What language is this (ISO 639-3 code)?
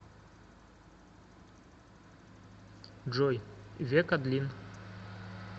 rus